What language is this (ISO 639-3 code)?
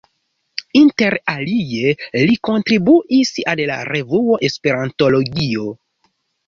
epo